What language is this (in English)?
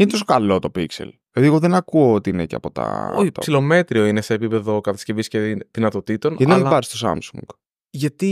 Greek